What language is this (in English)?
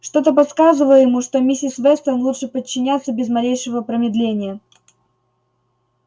Russian